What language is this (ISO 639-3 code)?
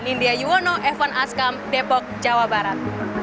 ind